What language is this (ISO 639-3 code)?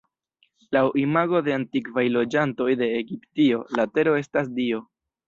epo